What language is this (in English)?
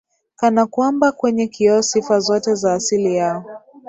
Swahili